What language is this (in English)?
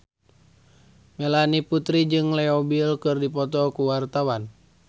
Sundanese